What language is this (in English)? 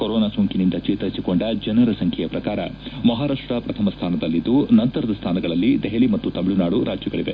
Kannada